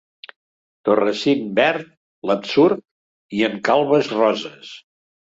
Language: Catalan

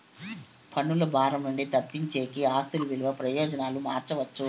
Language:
Telugu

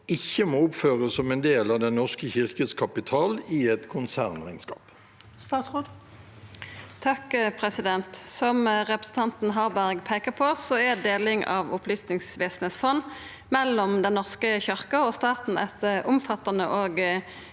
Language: Norwegian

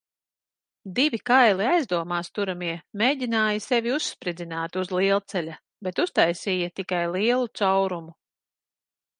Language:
Latvian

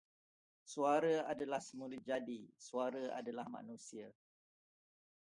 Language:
Malay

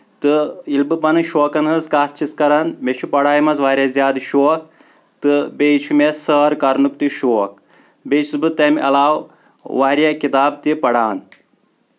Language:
Kashmiri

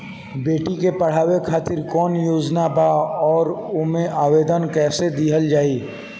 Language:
Bhojpuri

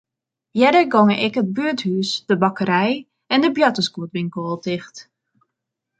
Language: Western Frisian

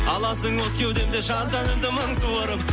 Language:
Kazakh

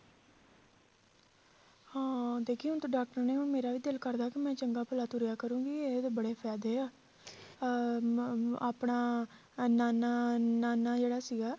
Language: Punjabi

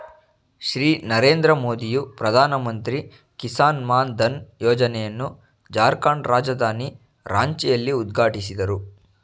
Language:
Kannada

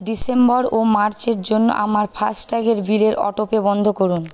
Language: Bangla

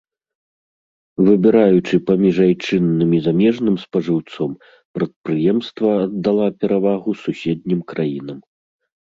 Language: Belarusian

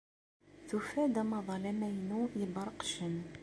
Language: Kabyle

